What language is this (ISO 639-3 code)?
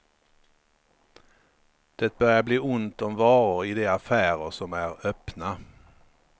swe